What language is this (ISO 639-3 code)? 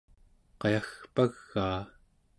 esu